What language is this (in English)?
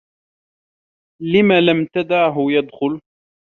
Arabic